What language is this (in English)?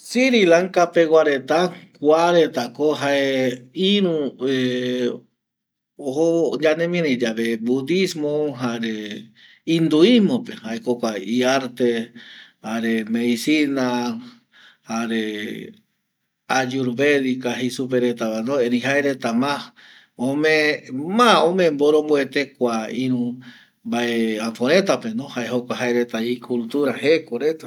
Eastern Bolivian Guaraní